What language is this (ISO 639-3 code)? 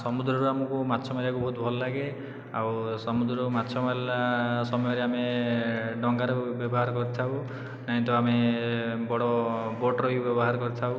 ori